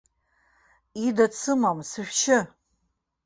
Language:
Abkhazian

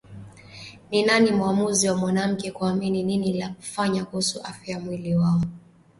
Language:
Swahili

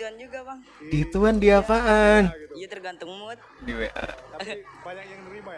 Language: Indonesian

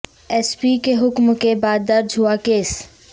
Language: Urdu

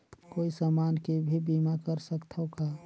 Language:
Chhattisgarhi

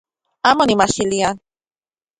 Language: Central Puebla Nahuatl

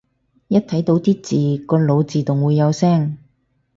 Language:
Cantonese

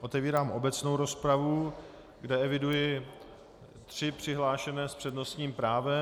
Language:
Czech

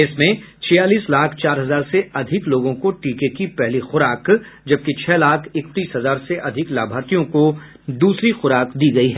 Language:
Hindi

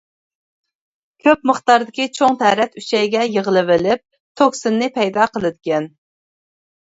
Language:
Uyghur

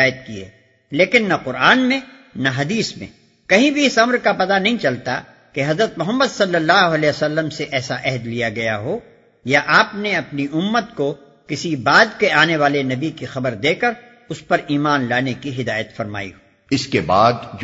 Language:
Urdu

